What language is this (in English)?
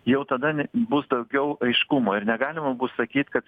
Lithuanian